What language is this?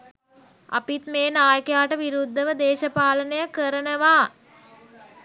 Sinhala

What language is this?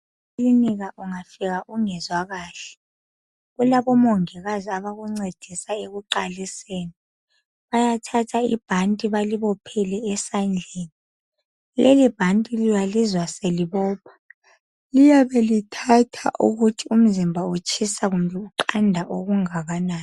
North Ndebele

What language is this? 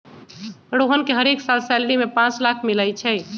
Magahi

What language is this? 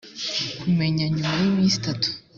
Kinyarwanda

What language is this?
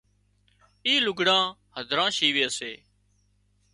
Wadiyara Koli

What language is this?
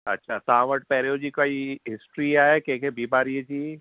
Sindhi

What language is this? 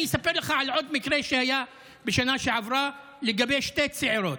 Hebrew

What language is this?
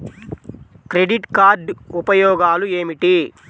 Telugu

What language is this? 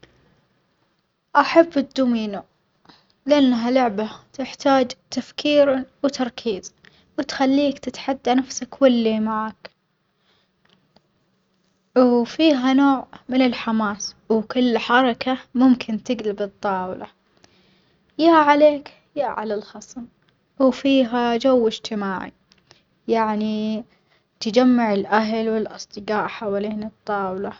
Omani Arabic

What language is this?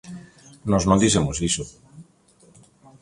Galician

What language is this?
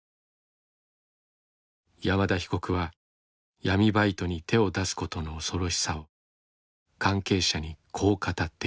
Japanese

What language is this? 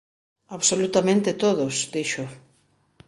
Galician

